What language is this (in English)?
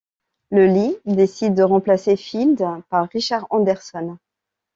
French